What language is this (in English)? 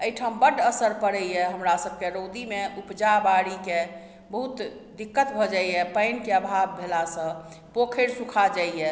Maithili